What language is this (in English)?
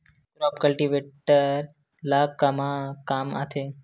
Chhattisgarhi